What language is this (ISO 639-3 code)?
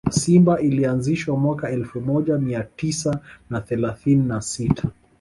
swa